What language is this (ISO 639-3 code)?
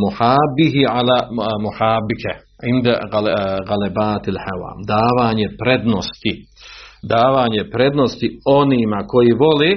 hrv